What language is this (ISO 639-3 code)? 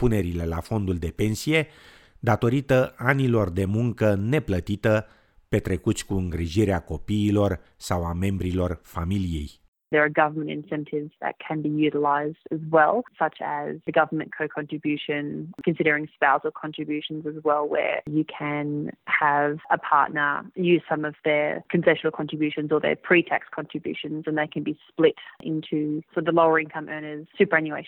ron